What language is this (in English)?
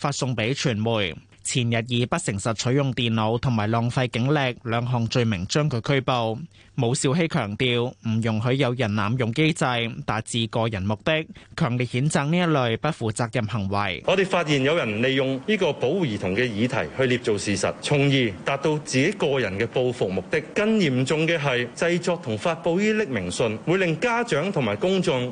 Chinese